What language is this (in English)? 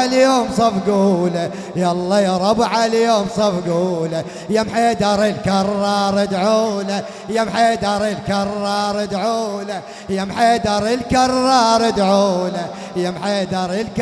Arabic